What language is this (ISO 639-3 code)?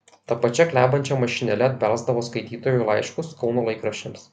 lit